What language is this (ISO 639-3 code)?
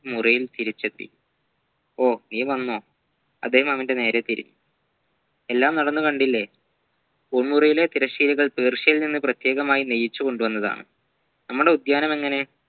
mal